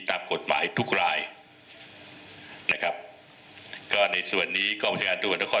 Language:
Thai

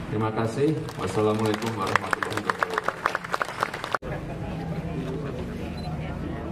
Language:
Indonesian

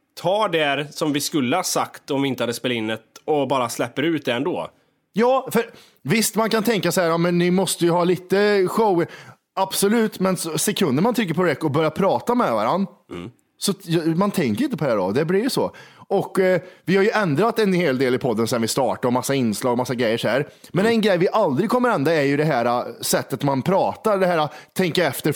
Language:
Swedish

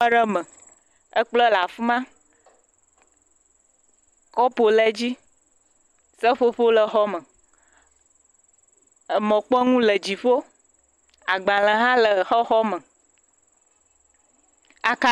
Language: Ewe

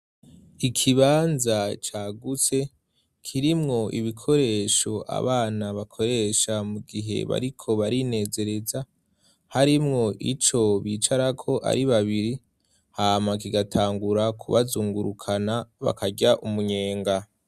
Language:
Rundi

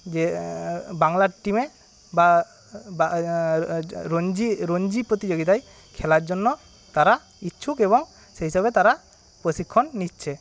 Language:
Bangla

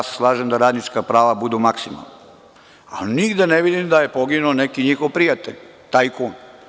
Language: Serbian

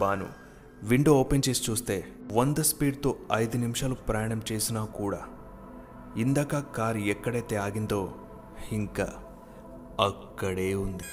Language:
Telugu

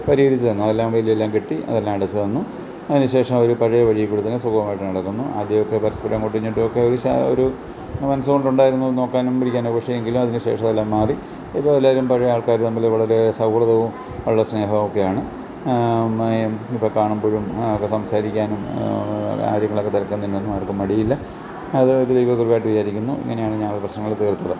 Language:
Malayalam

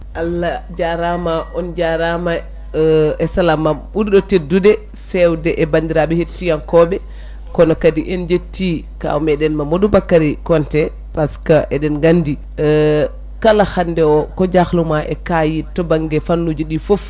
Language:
Fula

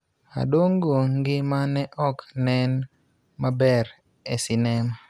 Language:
Luo (Kenya and Tanzania)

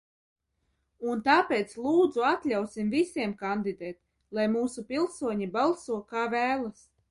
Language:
Latvian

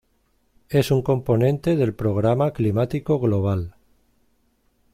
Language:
Spanish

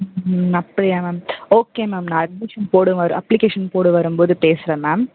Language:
Tamil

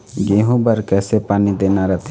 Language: Chhattisgarhi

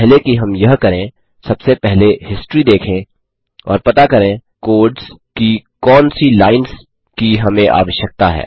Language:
Hindi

